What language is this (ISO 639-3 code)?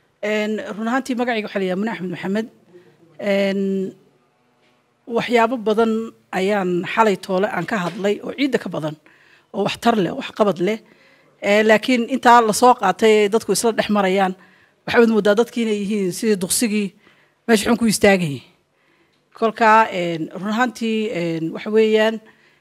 ara